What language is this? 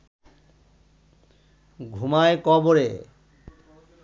Bangla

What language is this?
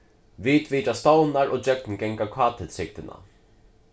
Faroese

